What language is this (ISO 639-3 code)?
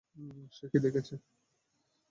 ben